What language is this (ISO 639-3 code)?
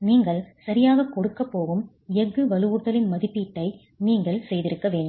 tam